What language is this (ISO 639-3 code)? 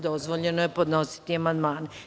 srp